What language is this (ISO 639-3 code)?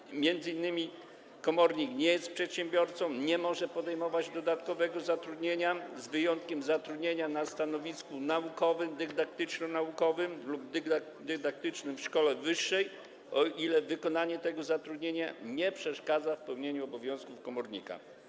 pol